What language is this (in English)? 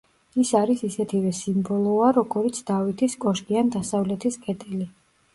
Georgian